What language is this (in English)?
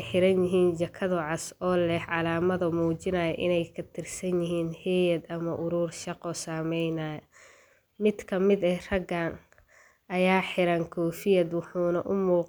Somali